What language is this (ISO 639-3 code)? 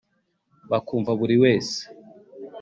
kin